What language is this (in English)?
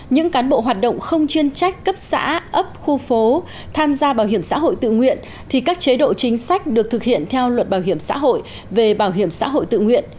Vietnamese